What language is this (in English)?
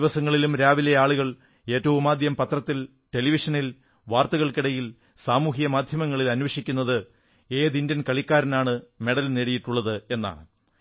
Malayalam